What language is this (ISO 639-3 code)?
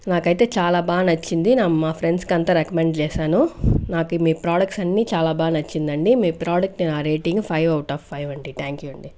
tel